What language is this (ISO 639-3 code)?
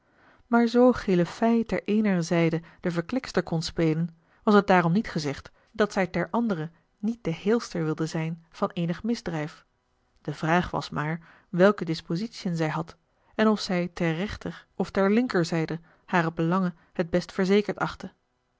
nld